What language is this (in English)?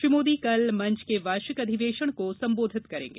Hindi